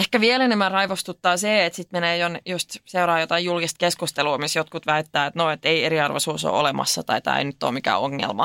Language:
Finnish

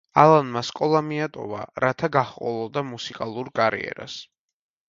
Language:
Georgian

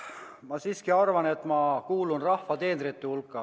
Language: Estonian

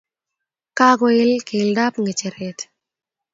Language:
Kalenjin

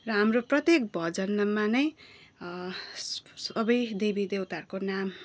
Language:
Nepali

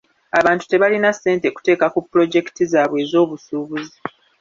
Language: Ganda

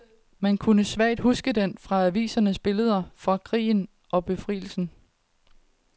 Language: Danish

